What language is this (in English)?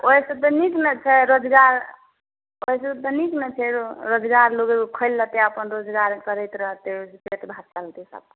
Maithili